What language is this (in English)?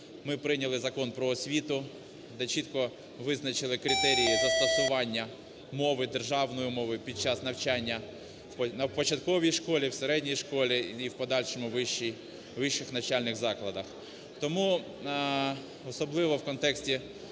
Ukrainian